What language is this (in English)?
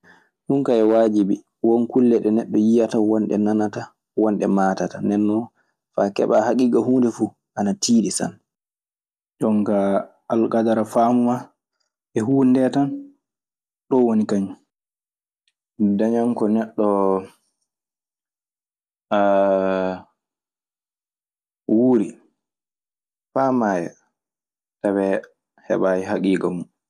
Maasina Fulfulde